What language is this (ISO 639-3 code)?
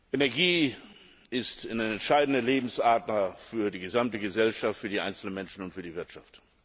deu